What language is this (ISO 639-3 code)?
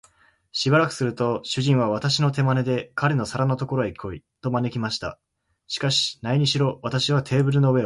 jpn